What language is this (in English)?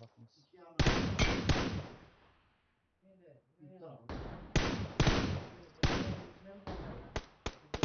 Turkish